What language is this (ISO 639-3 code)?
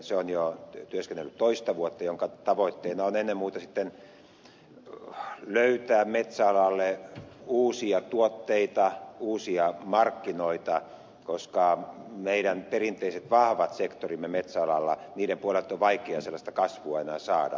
fin